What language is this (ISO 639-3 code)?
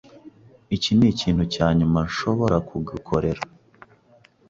kin